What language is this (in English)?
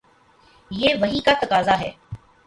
Urdu